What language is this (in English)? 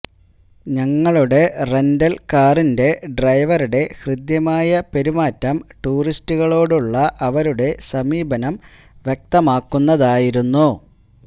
Malayalam